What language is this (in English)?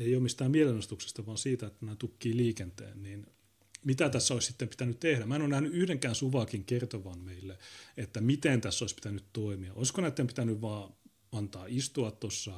Finnish